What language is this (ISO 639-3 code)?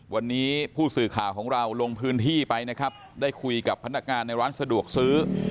tha